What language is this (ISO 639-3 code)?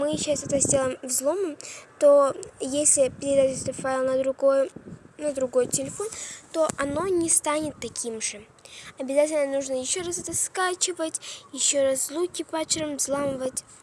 rus